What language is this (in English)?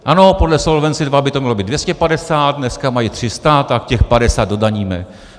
Czech